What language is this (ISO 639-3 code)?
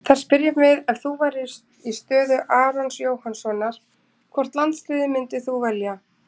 isl